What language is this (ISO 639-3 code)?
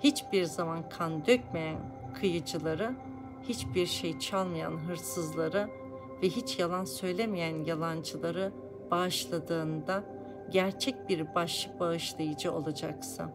tur